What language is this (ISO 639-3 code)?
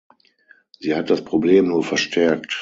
deu